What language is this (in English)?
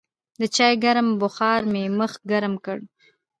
Pashto